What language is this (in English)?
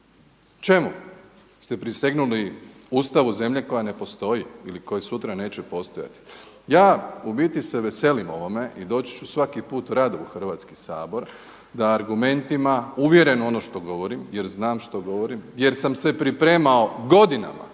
Croatian